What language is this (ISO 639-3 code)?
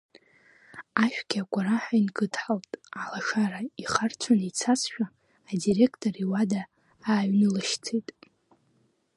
abk